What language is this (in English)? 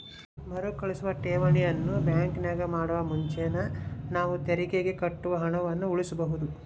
Kannada